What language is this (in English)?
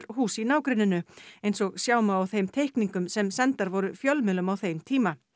Icelandic